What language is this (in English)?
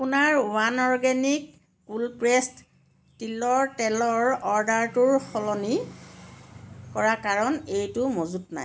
Assamese